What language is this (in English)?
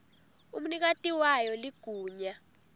Swati